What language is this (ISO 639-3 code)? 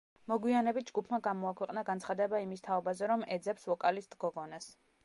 kat